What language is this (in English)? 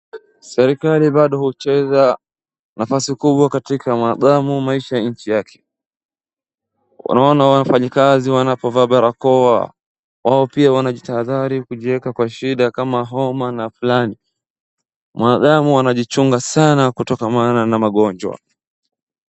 Swahili